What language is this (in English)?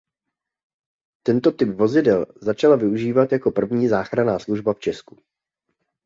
Czech